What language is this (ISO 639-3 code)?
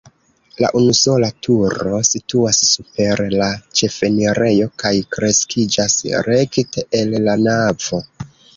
epo